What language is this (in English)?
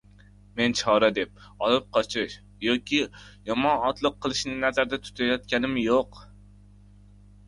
Uzbek